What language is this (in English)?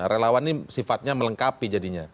Indonesian